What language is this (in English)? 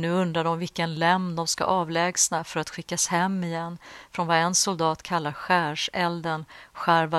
Swedish